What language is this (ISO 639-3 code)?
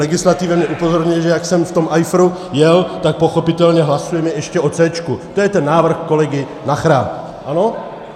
ces